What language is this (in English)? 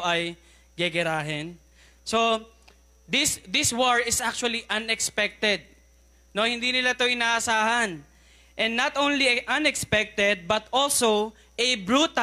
Filipino